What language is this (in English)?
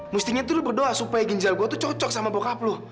Indonesian